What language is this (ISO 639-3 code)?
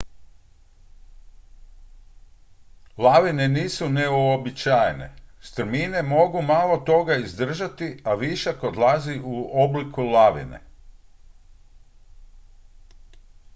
hrv